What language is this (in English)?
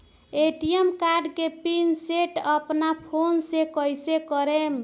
Bhojpuri